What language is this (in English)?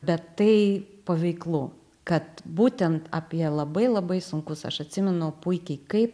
Lithuanian